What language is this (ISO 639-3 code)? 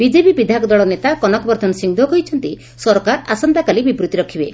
ori